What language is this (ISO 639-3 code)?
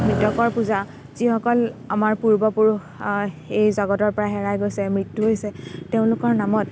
asm